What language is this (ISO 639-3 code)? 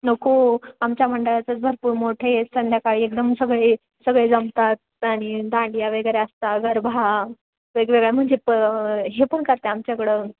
mar